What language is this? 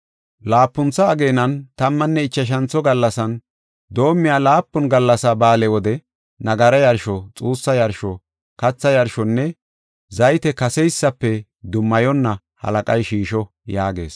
Gofa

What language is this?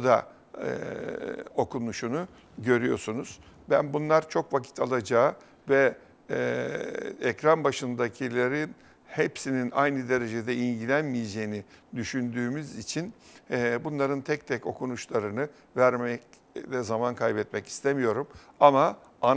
Turkish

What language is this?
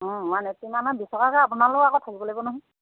Assamese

